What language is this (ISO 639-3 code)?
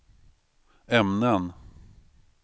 swe